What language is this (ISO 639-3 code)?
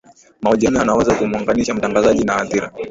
swa